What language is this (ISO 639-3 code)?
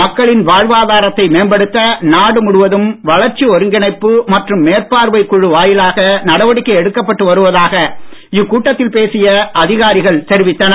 tam